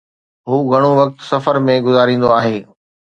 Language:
Sindhi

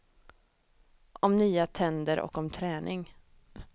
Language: Swedish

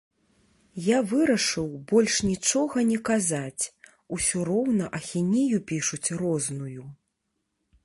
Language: Belarusian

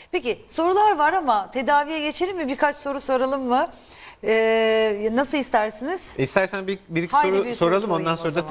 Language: Turkish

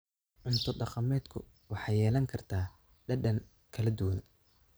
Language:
Somali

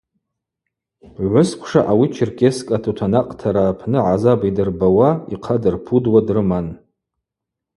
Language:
Abaza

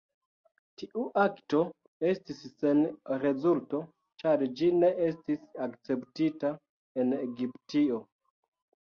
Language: Esperanto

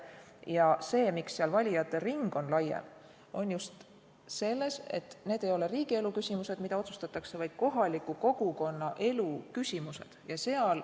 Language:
Estonian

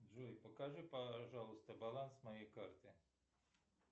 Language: Russian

